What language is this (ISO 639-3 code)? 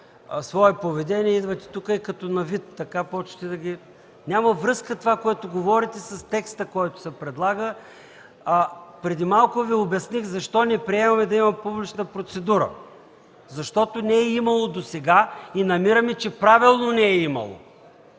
bul